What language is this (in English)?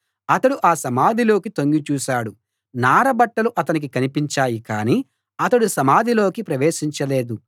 Telugu